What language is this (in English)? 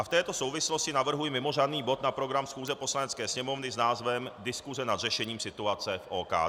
Czech